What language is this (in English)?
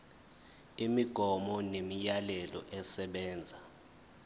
Zulu